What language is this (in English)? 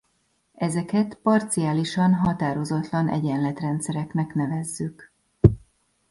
Hungarian